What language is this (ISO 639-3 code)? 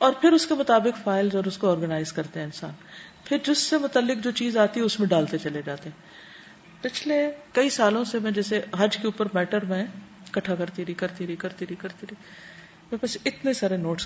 urd